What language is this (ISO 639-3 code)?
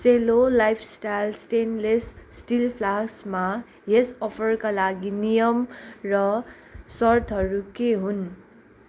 nep